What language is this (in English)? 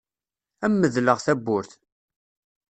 Kabyle